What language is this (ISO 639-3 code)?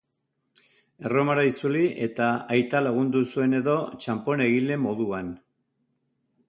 eus